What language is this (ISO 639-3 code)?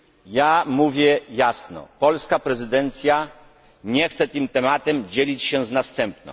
pol